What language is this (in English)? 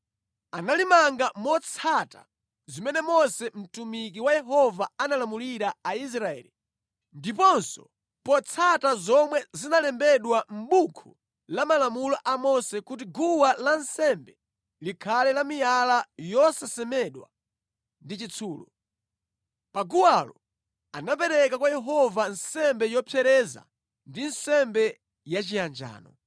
Nyanja